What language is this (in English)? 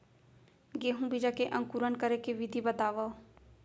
Chhattisgarhi